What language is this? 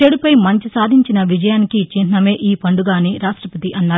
Telugu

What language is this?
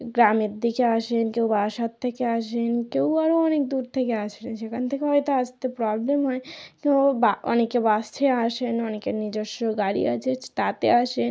Bangla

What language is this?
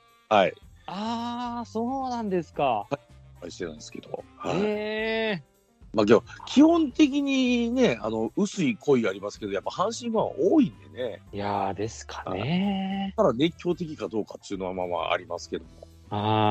Japanese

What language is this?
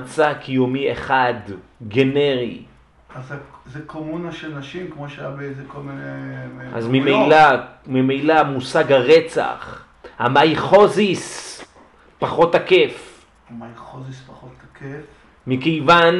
Hebrew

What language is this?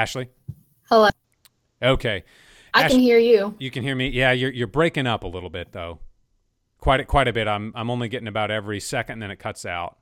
English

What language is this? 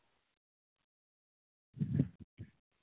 Manipuri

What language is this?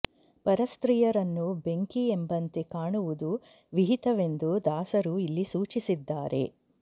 Kannada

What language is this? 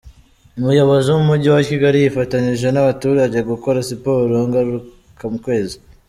Kinyarwanda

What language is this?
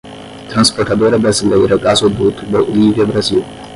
Portuguese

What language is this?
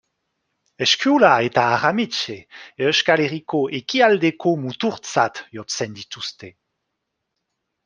Basque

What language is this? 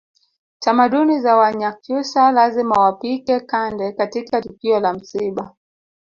Swahili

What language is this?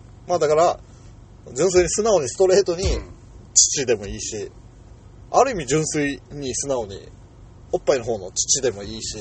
Japanese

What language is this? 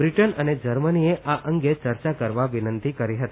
Gujarati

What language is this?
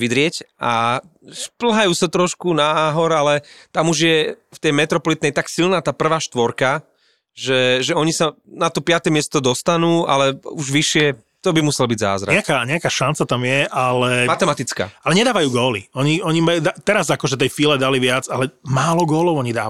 Slovak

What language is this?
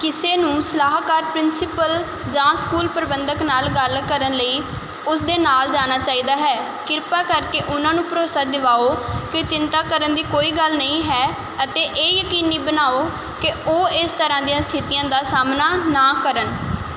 Punjabi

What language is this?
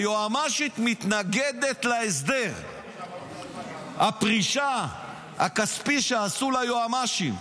Hebrew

